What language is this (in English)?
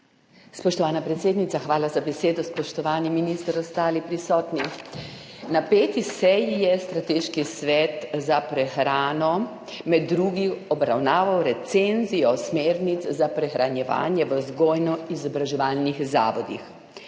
Slovenian